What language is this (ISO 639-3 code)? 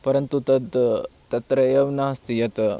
san